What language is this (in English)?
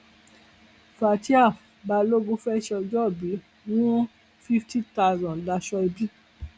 Yoruba